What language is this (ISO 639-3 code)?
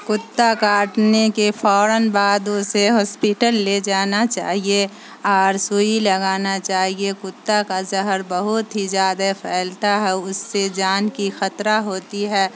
urd